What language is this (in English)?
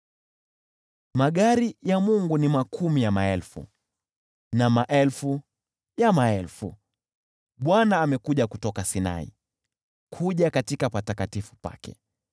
Swahili